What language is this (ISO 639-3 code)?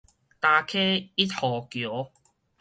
nan